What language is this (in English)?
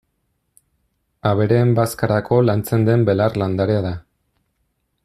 Basque